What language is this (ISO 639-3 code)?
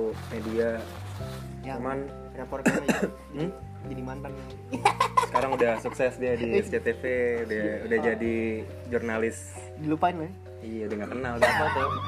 ind